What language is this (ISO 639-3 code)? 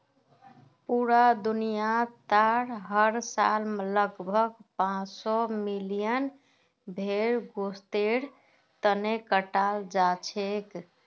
mag